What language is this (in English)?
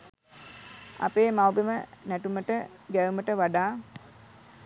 Sinhala